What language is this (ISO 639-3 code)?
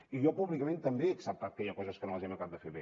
cat